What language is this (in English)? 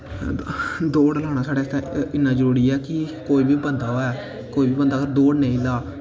Dogri